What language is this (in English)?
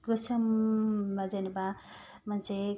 Bodo